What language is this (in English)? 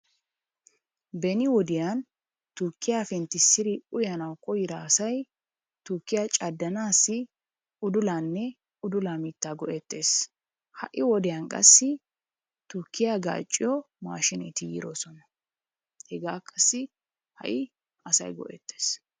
Wolaytta